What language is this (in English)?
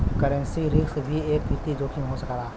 Bhojpuri